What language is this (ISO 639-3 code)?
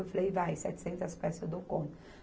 por